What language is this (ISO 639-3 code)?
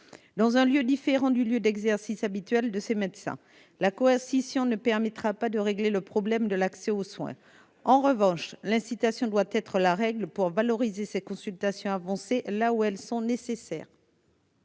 fra